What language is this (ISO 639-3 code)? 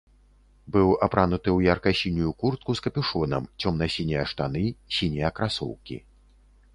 bel